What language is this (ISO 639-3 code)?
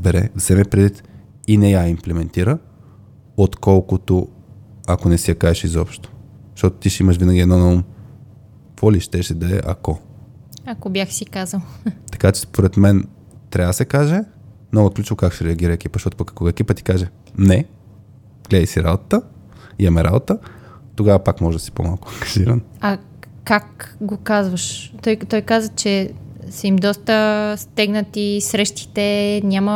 bul